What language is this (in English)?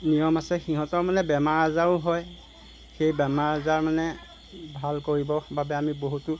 Assamese